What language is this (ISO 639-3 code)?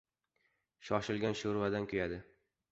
uzb